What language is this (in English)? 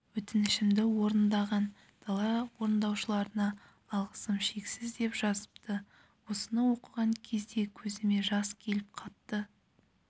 Kazakh